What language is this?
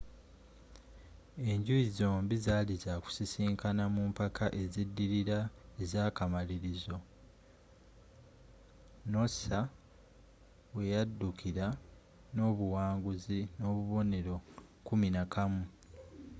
Ganda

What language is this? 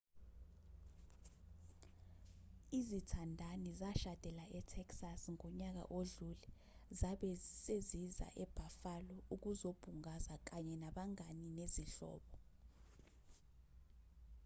Zulu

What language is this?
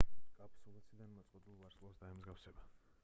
Georgian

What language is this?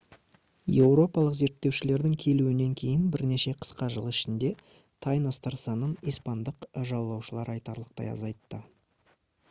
Kazakh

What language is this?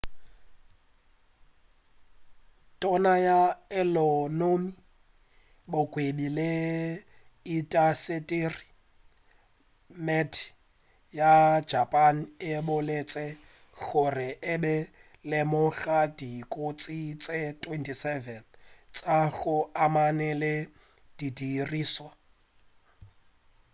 Northern Sotho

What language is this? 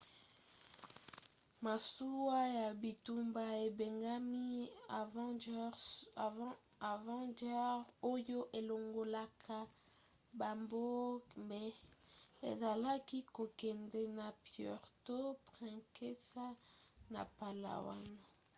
Lingala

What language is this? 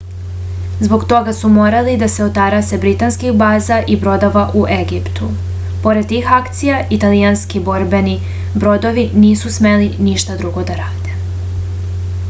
Serbian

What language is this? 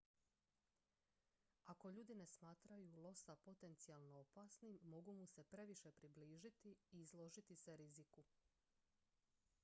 Croatian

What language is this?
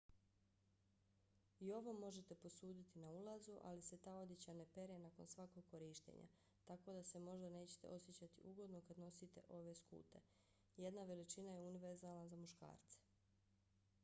Bosnian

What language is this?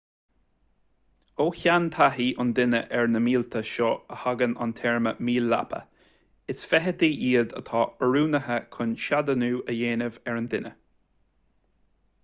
Irish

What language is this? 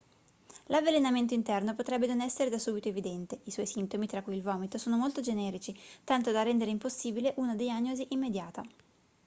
Italian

